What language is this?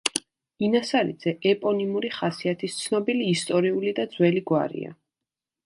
Georgian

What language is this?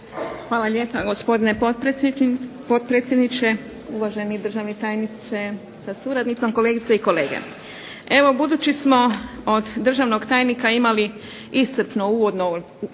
Croatian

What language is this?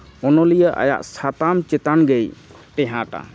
Santali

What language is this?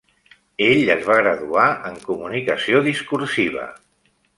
Catalan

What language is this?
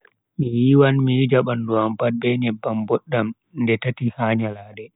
Bagirmi Fulfulde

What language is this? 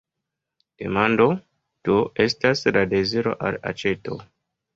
Esperanto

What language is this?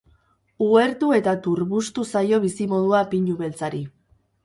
Basque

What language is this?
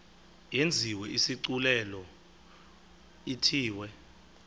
Xhosa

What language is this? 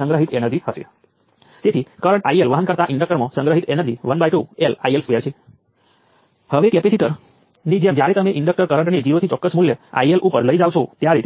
Gujarati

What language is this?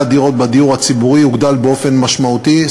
Hebrew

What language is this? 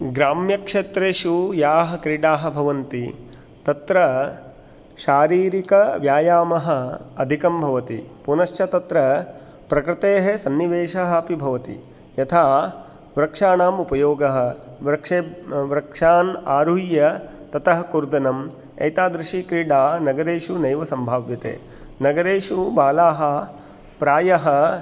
Sanskrit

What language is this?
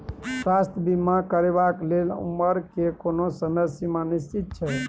Maithili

